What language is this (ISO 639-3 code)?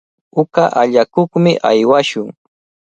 qvl